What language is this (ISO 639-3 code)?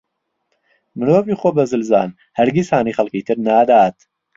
ckb